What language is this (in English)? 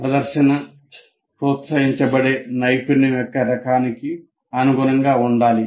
Telugu